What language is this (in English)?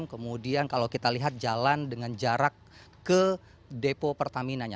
Indonesian